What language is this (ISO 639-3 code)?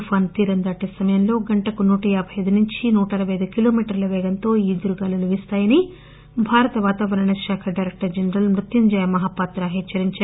tel